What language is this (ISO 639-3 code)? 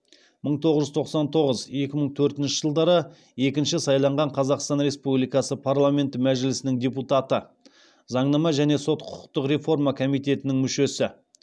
kaz